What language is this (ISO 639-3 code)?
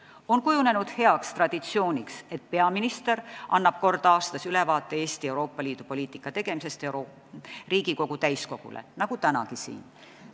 est